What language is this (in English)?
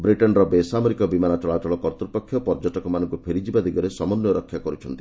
Odia